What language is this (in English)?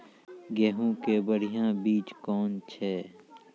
Maithili